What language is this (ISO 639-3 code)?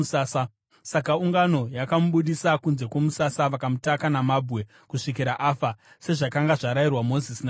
sna